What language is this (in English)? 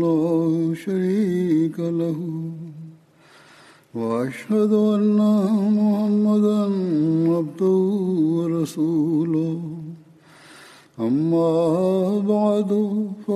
Bulgarian